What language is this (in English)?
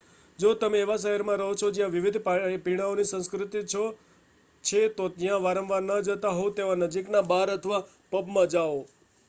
Gujarati